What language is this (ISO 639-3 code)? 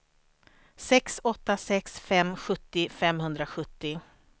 swe